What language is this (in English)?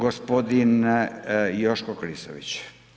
Croatian